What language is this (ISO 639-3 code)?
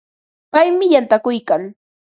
qva